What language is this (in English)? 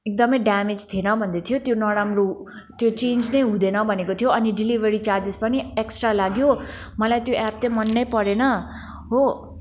Nepali